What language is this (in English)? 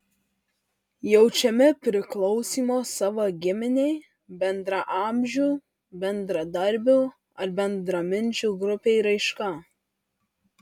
Lithuanian